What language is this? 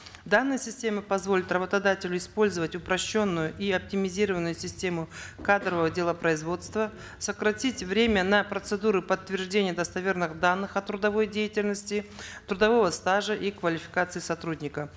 Kazakh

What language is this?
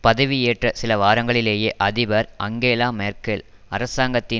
Tamil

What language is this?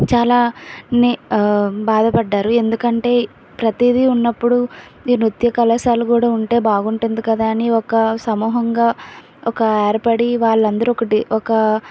Telugu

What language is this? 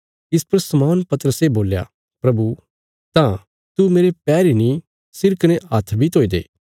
Bilaspuri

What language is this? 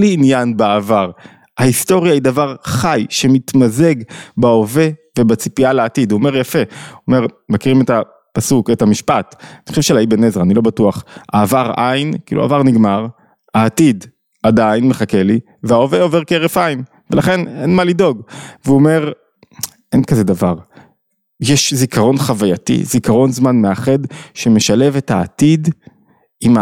Hebrew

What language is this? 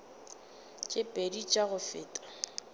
Northern Sotho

